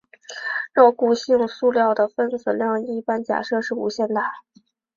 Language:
Chinese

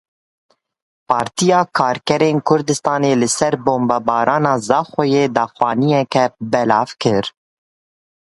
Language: Kurdish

